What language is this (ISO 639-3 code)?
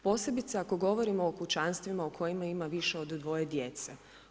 hrv